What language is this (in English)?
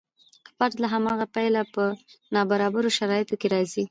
Pashto